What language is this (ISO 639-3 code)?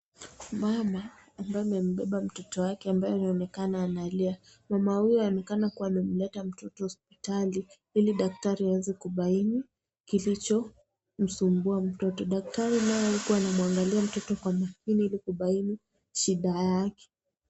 swa